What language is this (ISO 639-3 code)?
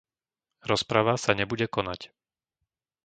slk